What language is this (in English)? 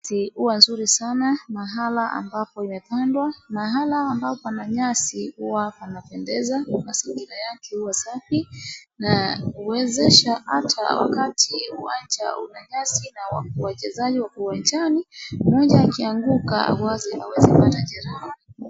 Swahili